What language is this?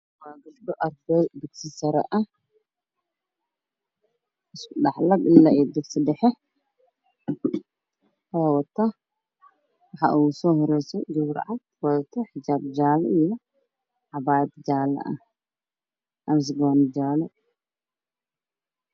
Somali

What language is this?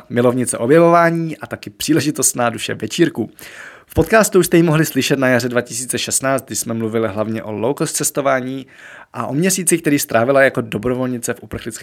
Czech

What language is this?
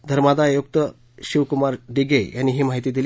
Marathi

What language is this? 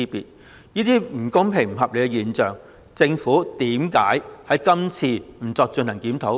Cantonese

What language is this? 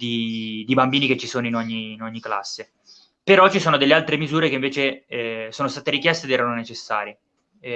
Italian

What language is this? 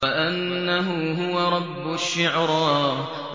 Arabic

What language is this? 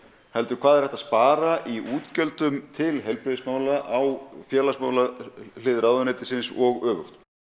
Icelandic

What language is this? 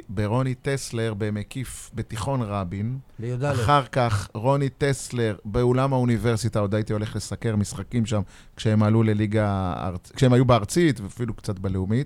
Hebrew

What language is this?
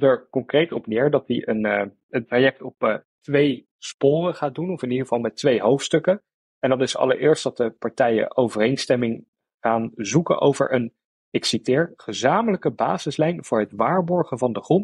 Dutch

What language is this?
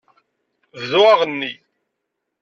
Kabyle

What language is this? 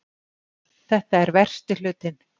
Icelandic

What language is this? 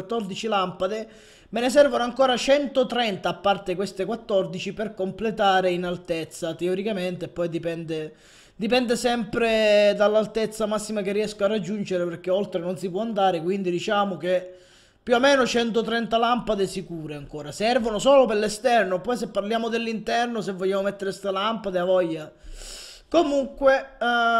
Italian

